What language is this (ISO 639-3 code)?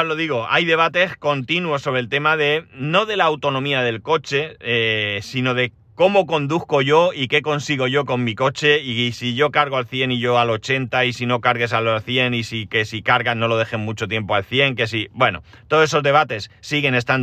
spa